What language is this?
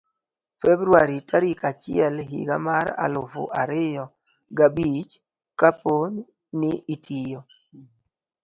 Luo (Kenya and Tanzania)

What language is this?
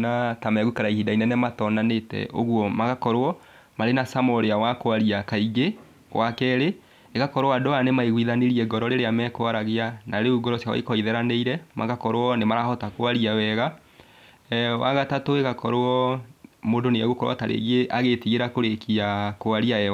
Kikuyu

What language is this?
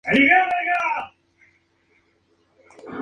Spanish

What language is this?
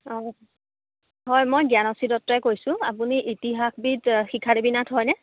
Assamese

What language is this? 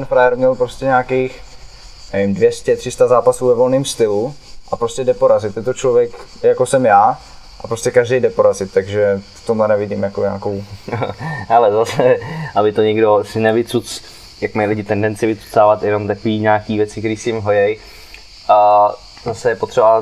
Czech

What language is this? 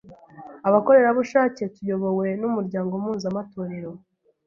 Kinyarwanda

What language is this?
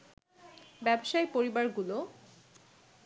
Bangla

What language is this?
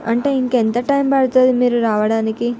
Telugu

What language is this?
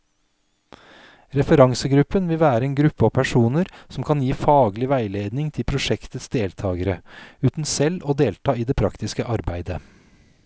Norwegian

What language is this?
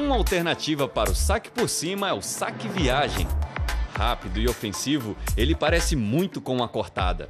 Portuguese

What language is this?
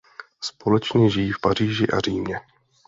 Czech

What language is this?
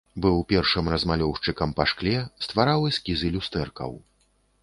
Belarusian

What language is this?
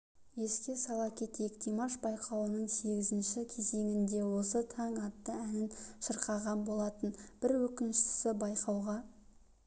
Kazakh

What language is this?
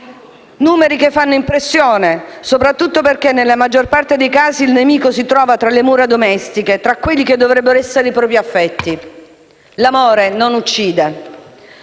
Italian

